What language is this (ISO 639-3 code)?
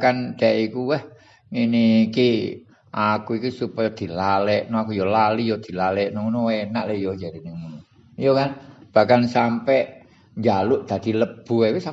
ind